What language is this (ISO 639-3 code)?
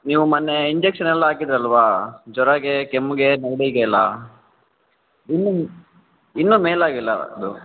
kan